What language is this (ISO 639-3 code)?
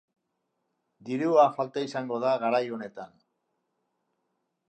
eus